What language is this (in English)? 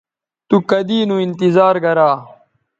Bateri